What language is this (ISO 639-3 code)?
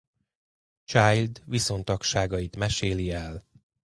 hun